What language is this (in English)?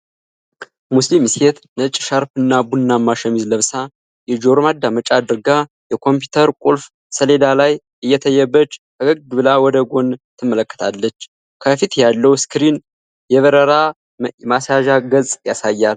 Amharic